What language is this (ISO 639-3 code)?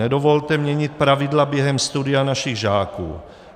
ces